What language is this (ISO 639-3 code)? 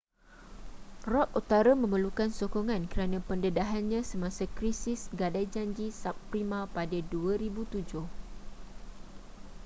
msa